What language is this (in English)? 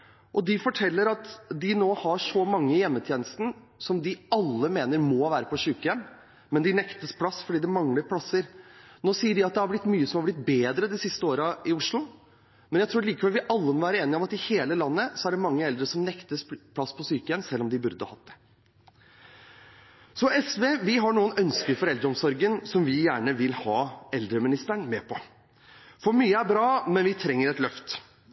Norwegian Bokmål